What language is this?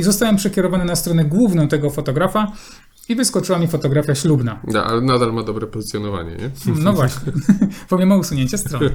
Polish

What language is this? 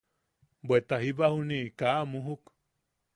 Yaqui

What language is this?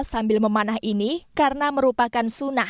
Indonesian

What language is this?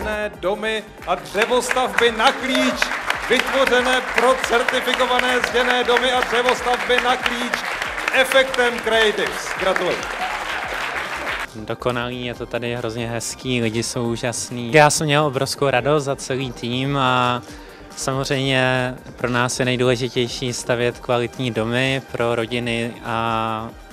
Czech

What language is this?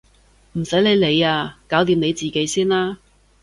Cantonese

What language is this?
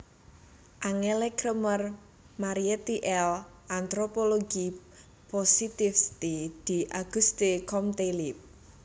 Javanese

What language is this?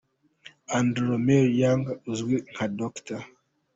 Kinyarwanda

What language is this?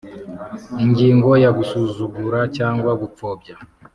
Kinyarwanda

